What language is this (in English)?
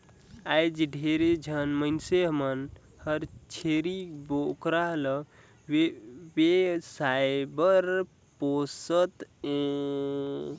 Chhattisgarhi